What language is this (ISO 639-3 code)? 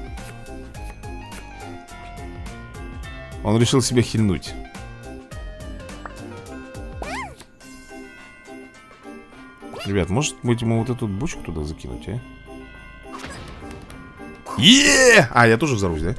rus